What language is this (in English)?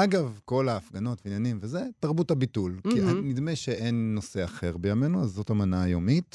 Hebrew